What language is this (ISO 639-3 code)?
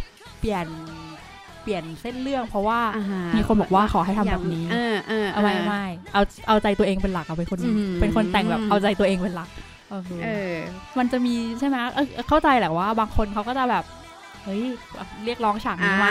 tha